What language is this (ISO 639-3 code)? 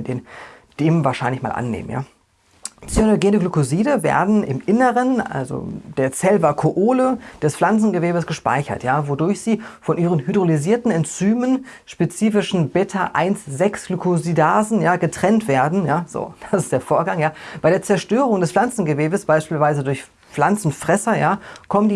deu